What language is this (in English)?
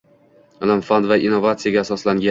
Uzbek